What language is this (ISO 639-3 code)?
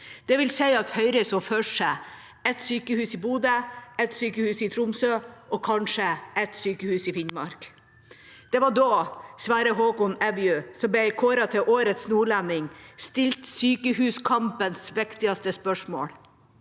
nor